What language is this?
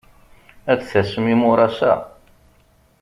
Kabyle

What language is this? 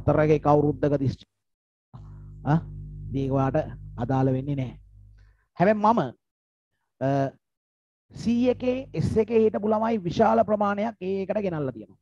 Indonesian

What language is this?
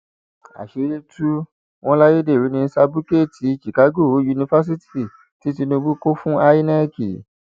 Yoruba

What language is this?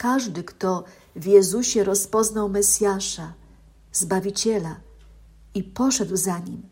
Polish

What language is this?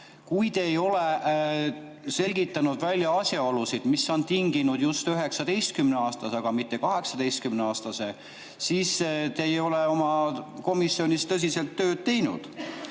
Estonian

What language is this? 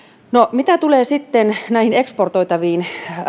Finnish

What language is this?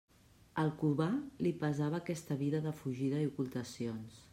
Catalan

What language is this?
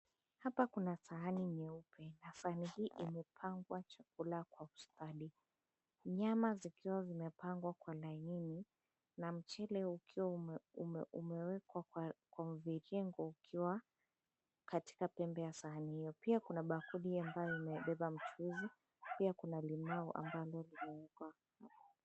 Swahili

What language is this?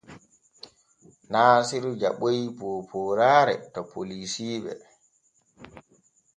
Borgu Fulfulde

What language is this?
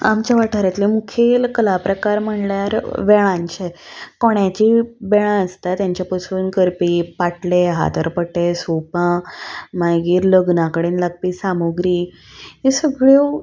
Konkani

